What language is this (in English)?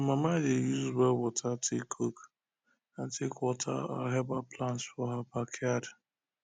Nigerian Pidgin